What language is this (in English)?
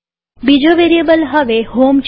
Gujarati